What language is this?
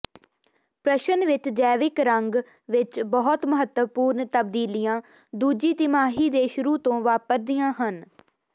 Punjabi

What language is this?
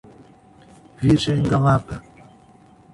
Portuguese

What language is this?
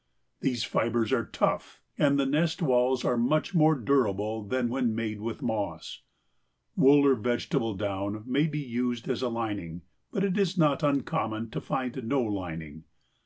English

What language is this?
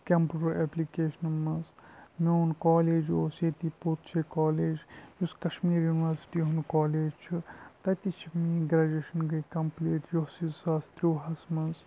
Kashmiri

